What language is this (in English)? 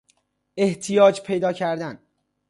Persian